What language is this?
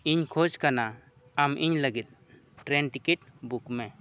Santali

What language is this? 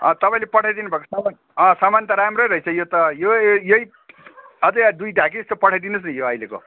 Nepali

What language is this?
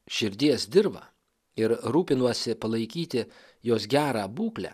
Lithuanian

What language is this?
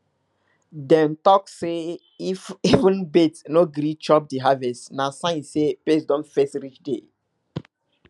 Nigerian Pidgin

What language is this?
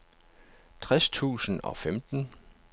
Danish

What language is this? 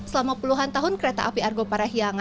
Indonesian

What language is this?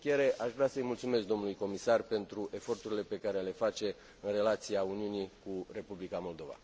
Romanian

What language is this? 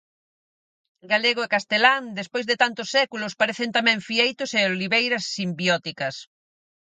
Galician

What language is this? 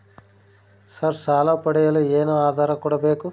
Kannada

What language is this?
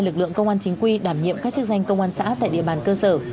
Vietnamese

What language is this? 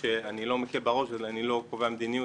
Hebrew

